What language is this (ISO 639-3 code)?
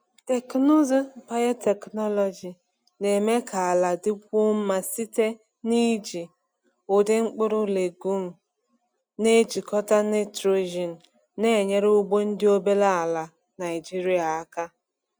ibo